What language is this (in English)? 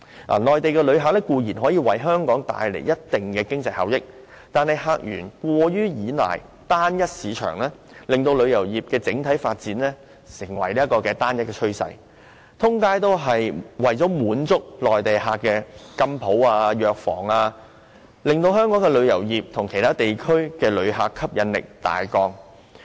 Cantonese